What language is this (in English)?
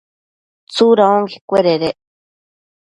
Matsés